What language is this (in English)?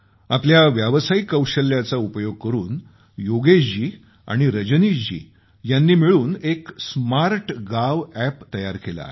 Marathi